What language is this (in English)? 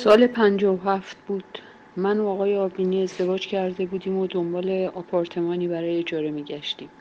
Persian